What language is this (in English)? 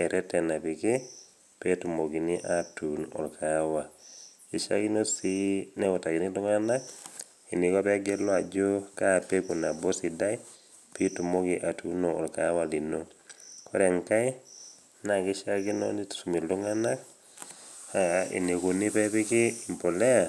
Masai